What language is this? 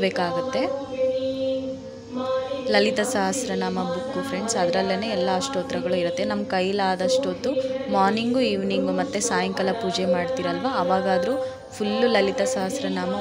Romanian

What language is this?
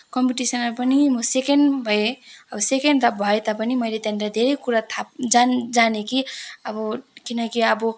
Nepali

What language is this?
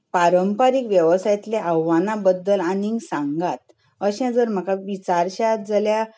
Konkani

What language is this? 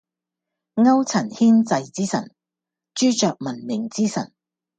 Cantonese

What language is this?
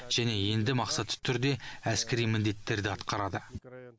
Kazakh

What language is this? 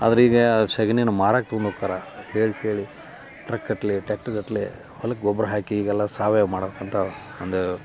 Kannada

